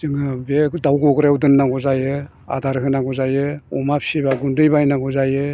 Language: Bodo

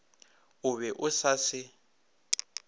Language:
Northern Sotho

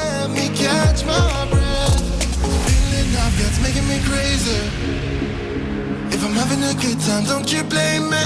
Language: Japanese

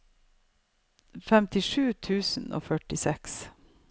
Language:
Norwegian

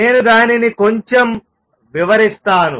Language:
Telugu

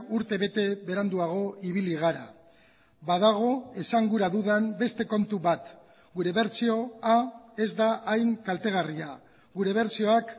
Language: Basque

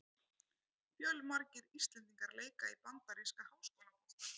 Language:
Icelandic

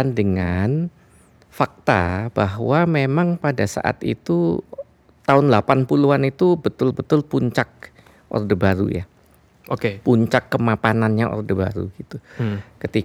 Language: Indonesian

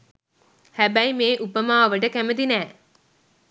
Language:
Sinhala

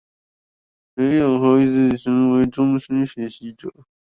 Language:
Chinese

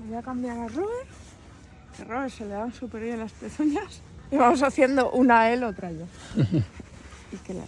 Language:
Spanish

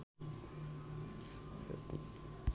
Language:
Bangla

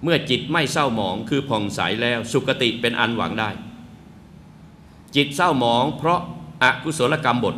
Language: Thai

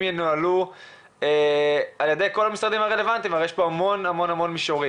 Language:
Hebrew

